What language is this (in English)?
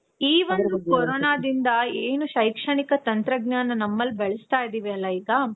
Kannada